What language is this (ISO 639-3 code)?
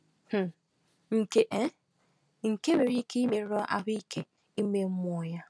ibo